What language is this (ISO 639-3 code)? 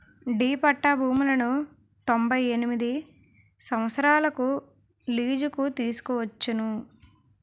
tel